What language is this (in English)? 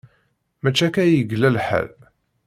Kabyle